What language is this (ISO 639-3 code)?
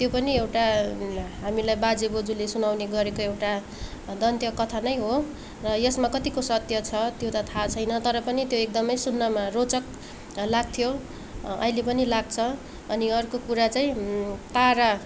nep